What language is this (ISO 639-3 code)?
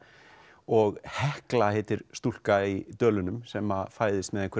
isl